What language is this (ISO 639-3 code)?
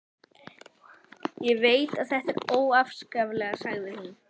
isl